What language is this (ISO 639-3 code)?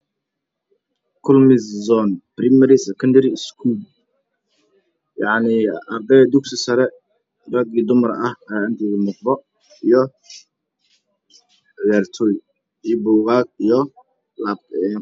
som